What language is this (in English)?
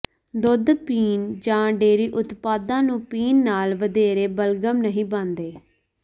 Punjabi